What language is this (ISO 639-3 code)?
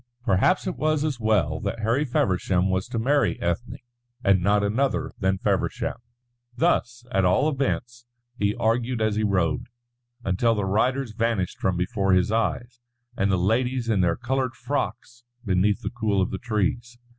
eng